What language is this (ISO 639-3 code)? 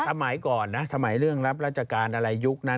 tha